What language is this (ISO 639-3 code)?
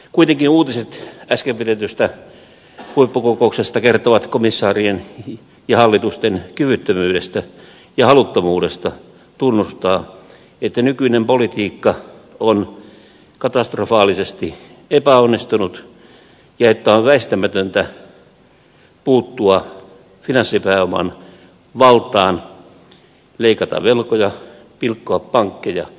fin